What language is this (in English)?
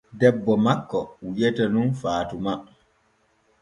Borgu Fulfulde